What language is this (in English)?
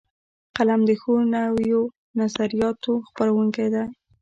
Pashto